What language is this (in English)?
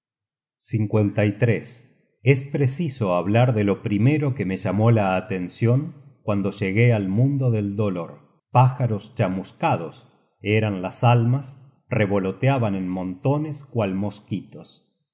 Spanish